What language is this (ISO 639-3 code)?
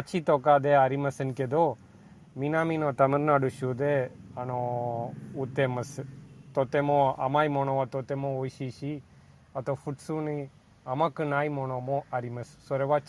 jpn